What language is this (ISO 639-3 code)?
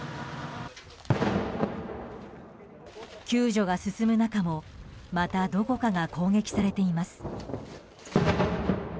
jpn